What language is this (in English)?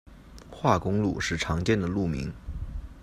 Chinese